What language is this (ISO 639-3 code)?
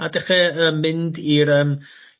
cym